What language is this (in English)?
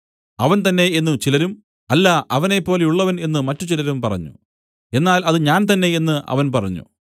Malayalam